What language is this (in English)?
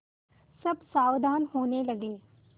Hindi